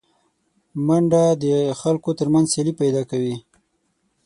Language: Pashto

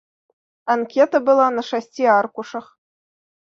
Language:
Belarusian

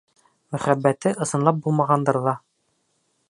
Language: Bashkir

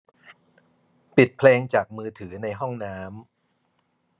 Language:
Thai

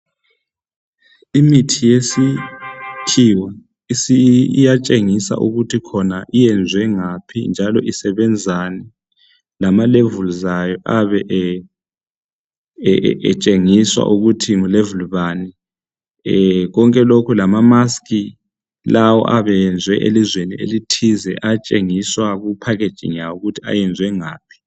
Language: North Ndebele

